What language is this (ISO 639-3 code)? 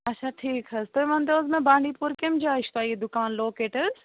kas